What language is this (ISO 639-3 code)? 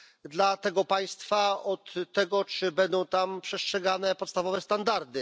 pol